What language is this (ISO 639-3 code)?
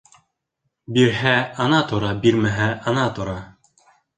bak